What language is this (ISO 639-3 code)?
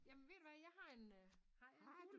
dan